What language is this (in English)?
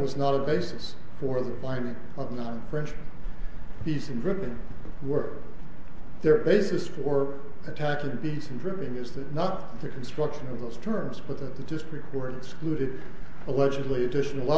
English